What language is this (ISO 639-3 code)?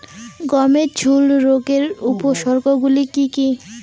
ben